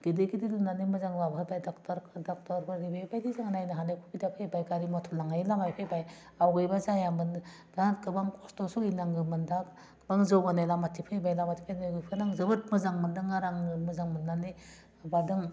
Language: Bodo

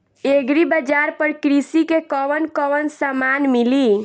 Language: Bhojpuri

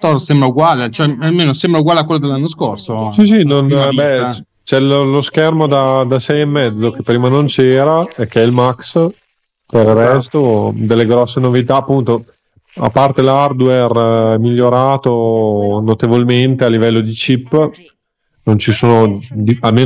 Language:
Italian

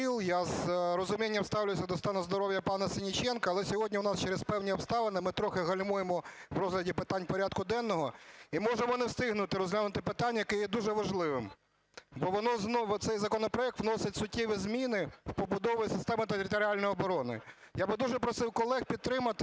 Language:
Ukrainian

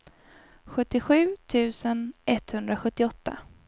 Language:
Swedish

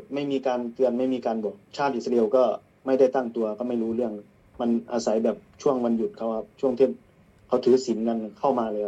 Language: Thai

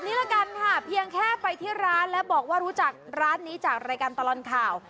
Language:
Thai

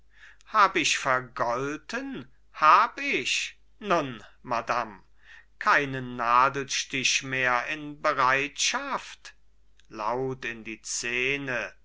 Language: German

